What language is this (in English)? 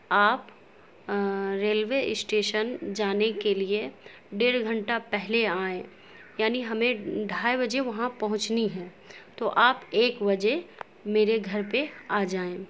Urdu